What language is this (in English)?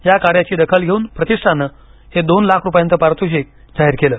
Marathi